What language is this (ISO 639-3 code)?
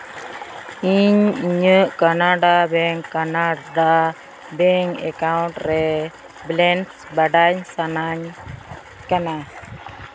sat